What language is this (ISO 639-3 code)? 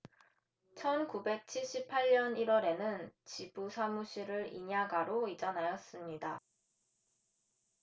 kor